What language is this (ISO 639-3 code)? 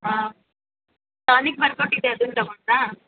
kan